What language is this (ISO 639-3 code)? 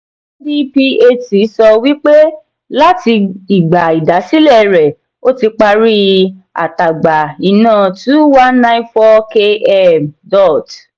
yor